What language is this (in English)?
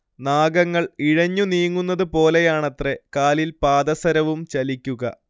Malayalam